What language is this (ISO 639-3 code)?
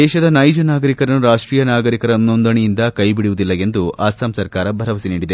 kan